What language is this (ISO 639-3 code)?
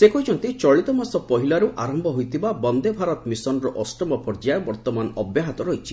ori